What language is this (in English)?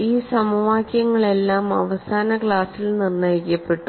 Malayalam